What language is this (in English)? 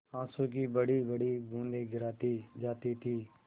Hindi